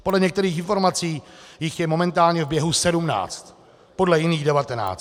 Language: Czech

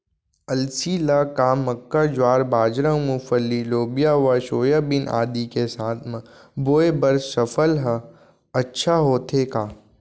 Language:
Chhattisgarhi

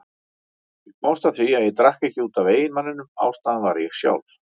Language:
Icelandic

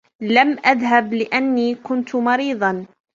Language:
Arabic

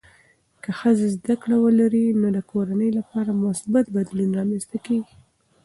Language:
Pashto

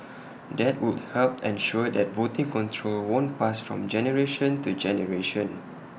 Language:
English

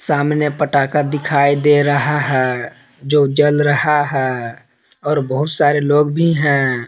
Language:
Hindi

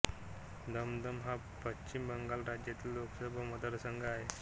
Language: Marathi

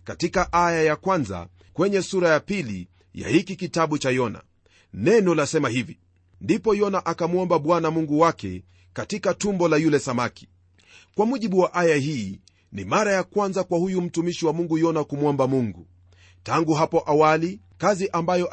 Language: Swahili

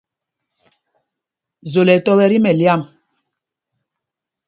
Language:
Mpumpong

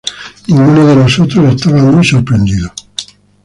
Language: Spanish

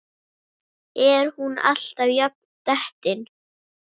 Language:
Icelandic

